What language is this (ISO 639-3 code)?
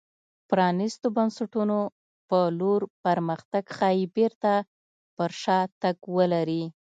pus